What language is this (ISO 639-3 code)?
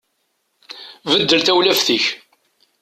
kab